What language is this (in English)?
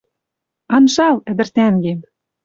Western Mari